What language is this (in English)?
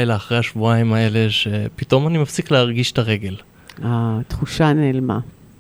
Hebrew